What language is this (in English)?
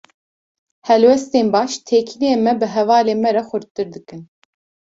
Kurdish